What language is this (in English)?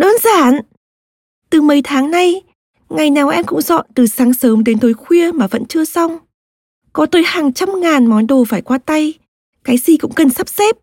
Vietnamese